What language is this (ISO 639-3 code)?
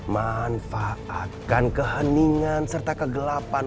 ind